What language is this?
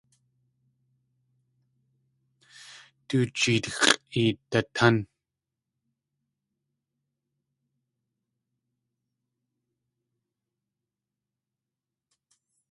Tlingit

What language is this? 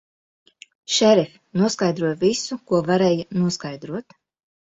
Latvian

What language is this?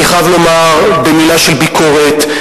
Hebrew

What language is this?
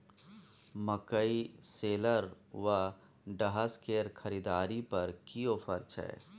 Maithili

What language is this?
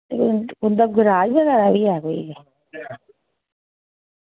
Dogri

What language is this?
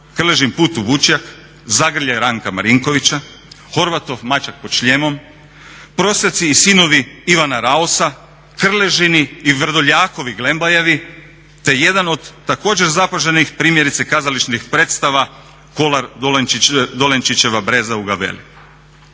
Croatian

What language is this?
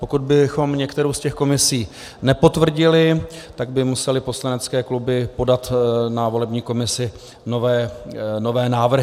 Czech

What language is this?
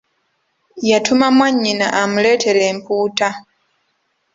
Ganda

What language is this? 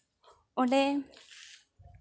Santali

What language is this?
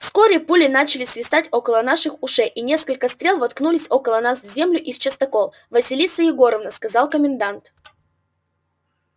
Russian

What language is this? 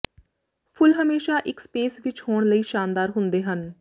Punjabi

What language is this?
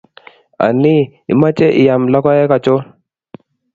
Kalenjin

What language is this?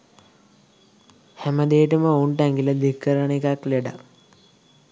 Sinhala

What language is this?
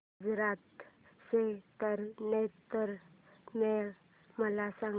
Marathi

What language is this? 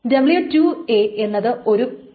Malayalam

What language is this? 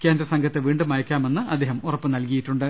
Malayalam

